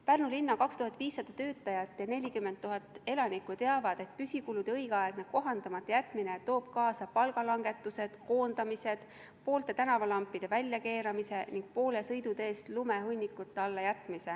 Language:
Estonian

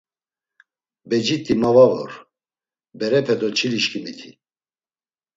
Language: Laz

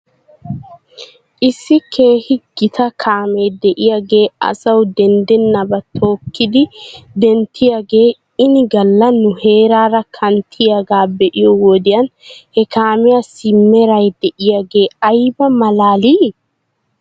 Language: Wolaytta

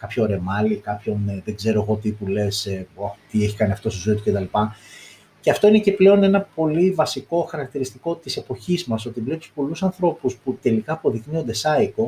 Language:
Greek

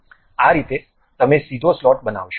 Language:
Gujarati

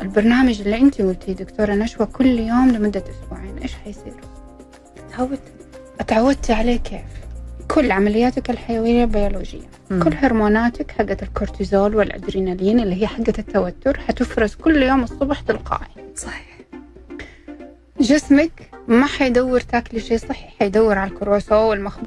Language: Arabic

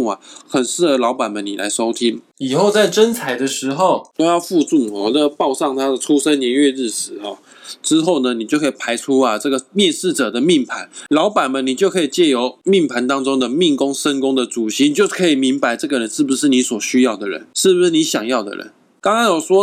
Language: Chinese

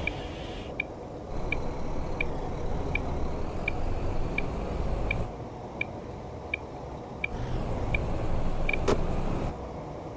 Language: Turkish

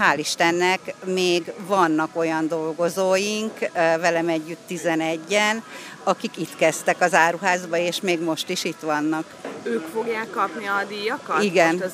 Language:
Hungarian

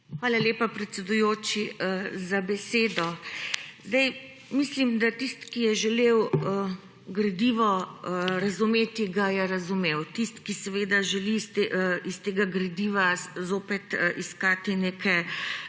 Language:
Slovenian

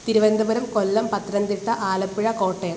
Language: Malayalam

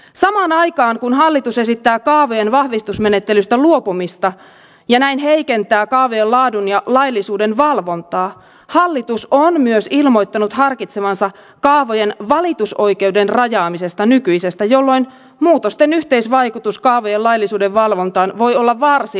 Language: Finnish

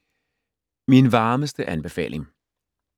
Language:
Danish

